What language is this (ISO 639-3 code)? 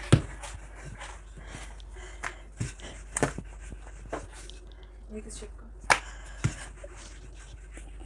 urd